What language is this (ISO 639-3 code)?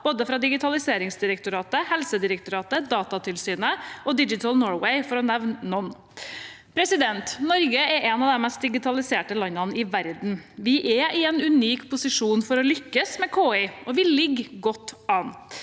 nor